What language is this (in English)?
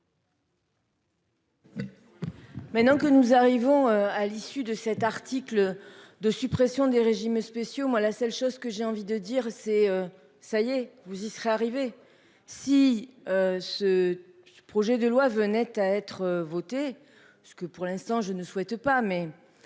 French